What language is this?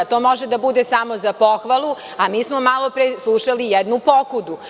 Serbian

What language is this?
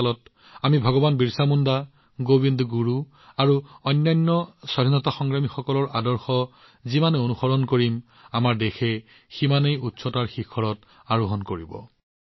Assamese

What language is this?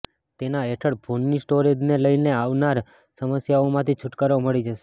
Gujarati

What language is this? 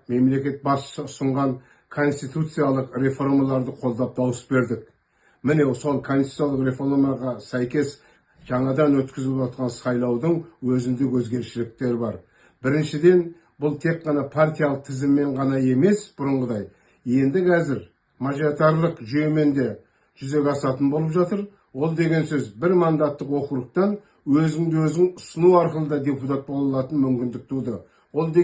Turkish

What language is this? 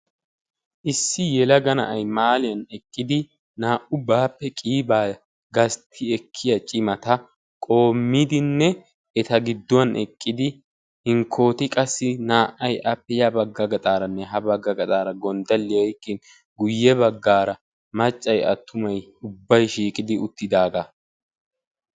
Wolaytta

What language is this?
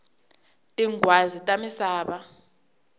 Tsonga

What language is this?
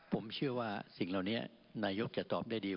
Thai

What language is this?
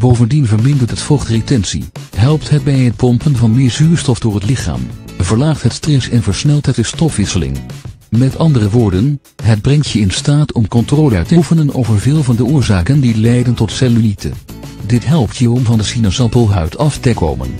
Dutch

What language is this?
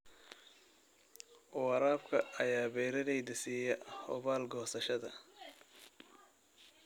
Somali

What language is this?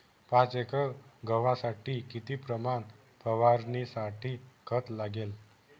Marathi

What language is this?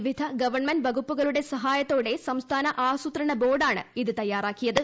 Malayalam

